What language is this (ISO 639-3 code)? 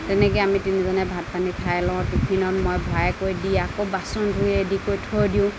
asm